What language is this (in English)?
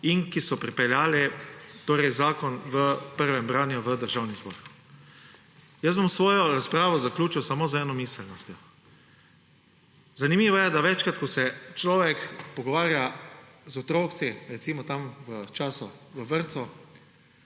Slovenian